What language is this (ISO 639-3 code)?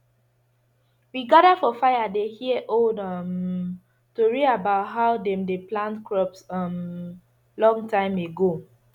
pcm